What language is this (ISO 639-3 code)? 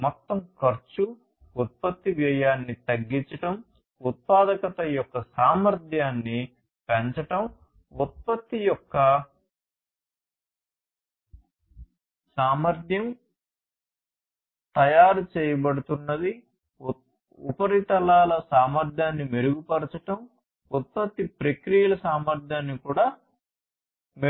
tel